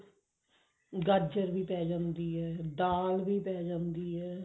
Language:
Punjabi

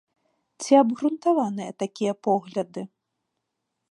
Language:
Belarusian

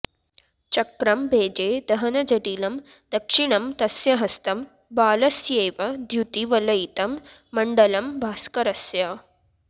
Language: Sanskrit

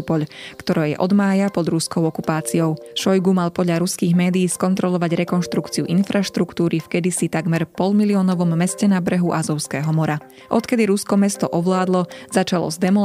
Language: Slovak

